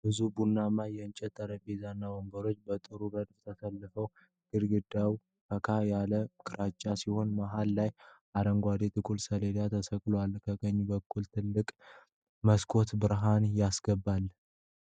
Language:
Amharic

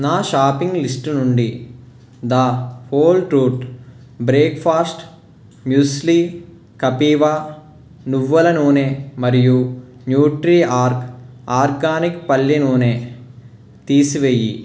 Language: Telugu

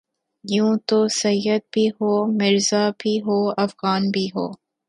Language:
Urdu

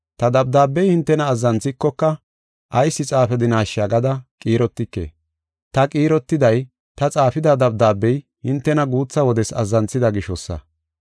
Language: Gofa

